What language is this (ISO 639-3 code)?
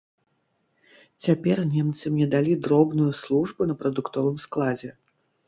bel